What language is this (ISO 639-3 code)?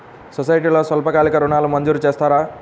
tel